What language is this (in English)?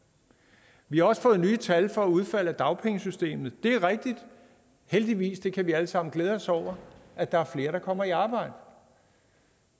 Danish